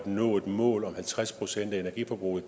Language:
Danish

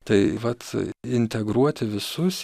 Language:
Lithuanian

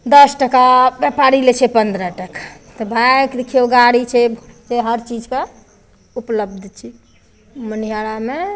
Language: Maithili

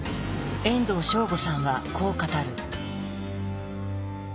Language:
Japanese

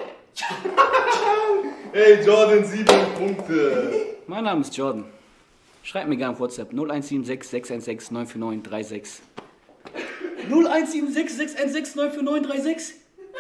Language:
German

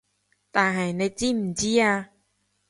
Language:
Cantonese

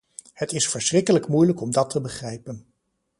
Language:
Dutch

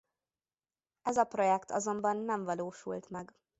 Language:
Hungarian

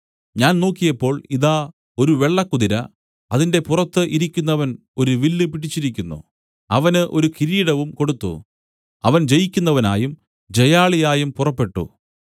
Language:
Malayalam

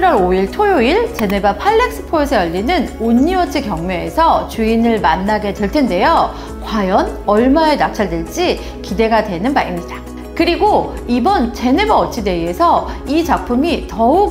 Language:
Korean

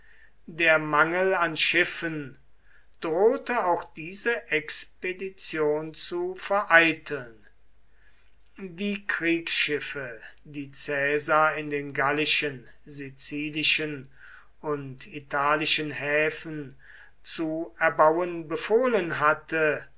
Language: German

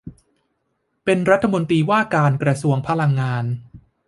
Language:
Thai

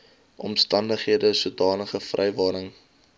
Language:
Afrikaans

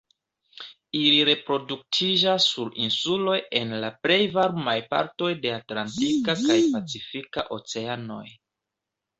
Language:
Esperanto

